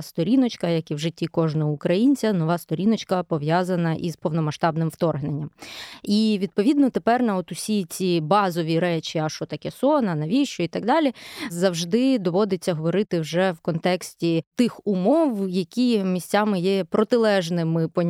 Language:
Ukrainian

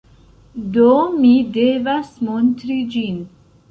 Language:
Esperanto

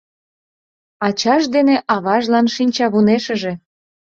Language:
Mari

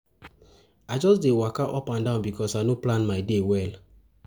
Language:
Nigerian Pidgin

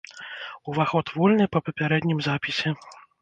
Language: Belarusian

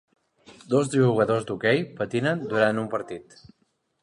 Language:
Catalan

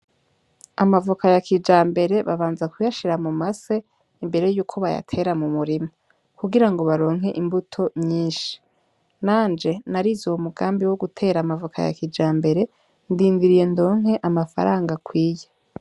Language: Rundi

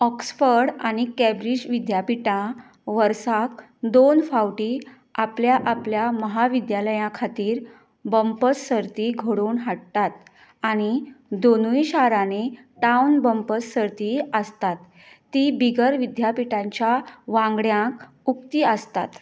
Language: Konkani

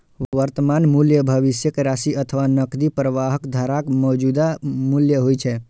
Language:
Maithili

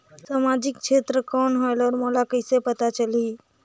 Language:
Chhattisgarhi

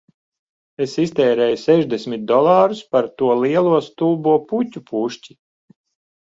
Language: Latvian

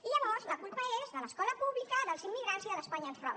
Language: Catalan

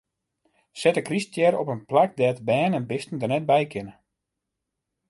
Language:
Western Frisian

